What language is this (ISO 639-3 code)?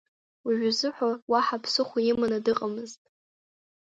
abk